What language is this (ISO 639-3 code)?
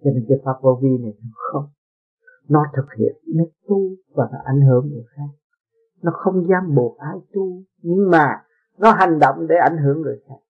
vie